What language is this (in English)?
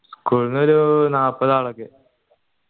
Malayalam